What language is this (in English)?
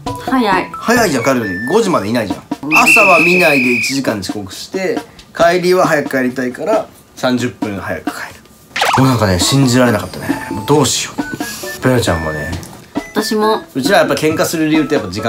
Japanese